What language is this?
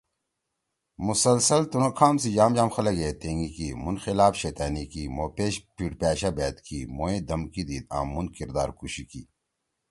Torwali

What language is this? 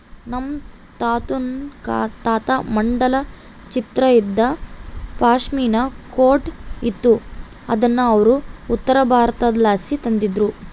Kannada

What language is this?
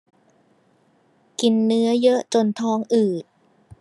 Thai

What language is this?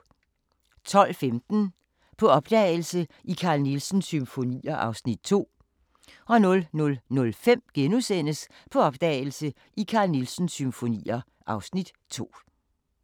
Danish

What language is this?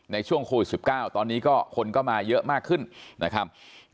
Thai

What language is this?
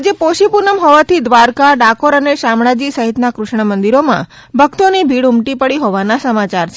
Gujarati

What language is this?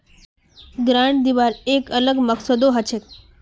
Magahi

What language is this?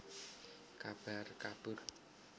Javanese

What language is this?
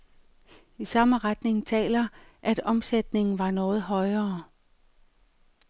Danish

